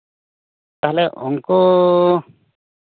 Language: Santali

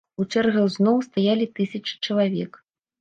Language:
Belarusian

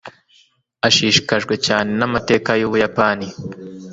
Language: Kinyarwanda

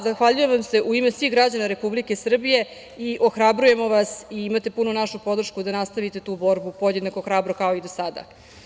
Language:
Serbian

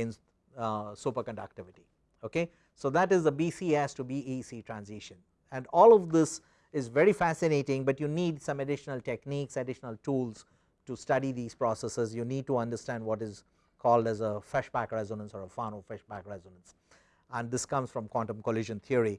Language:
English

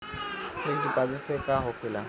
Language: Bhojpuri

